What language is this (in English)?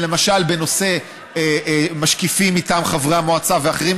Hebrew